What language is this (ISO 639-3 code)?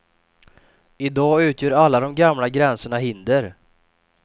swe